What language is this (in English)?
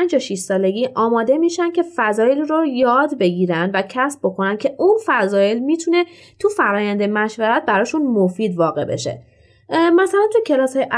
Persian